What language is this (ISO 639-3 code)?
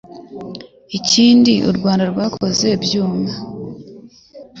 kin